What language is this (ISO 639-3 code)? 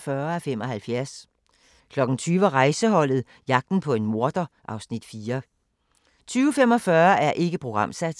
dan